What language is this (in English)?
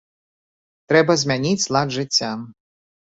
Belarusian